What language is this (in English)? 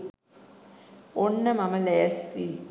Sinhala